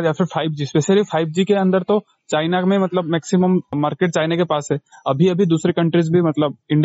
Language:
Hindi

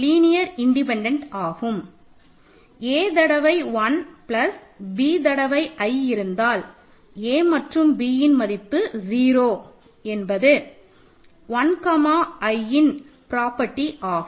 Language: Tamil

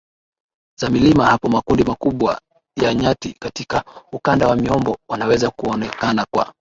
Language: Swahili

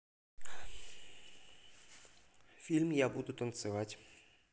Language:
Russian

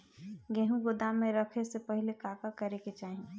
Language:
Bhojpuri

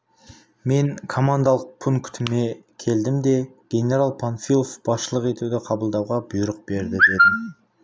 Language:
Kazakh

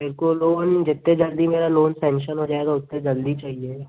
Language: Hindi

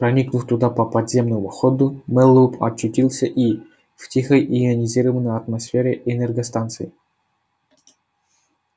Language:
Russian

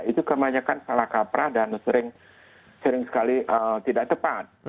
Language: Indonesian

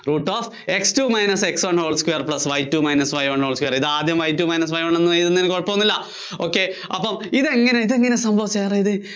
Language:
Malayalam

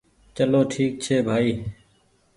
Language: Goaria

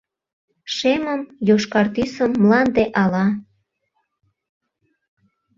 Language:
Mari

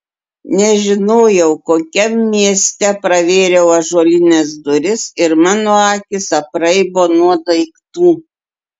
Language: Lithuanian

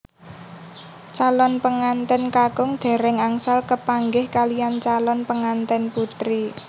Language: Javanese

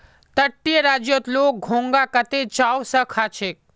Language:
Magahi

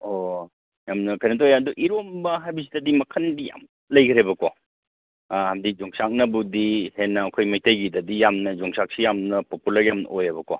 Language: Manipuri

